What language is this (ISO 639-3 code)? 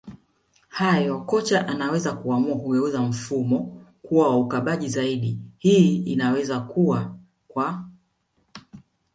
swa